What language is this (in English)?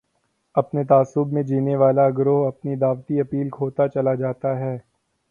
Urdu